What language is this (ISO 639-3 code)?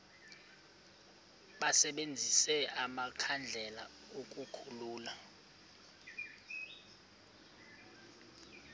xho